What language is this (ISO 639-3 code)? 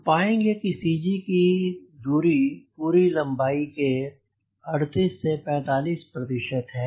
hin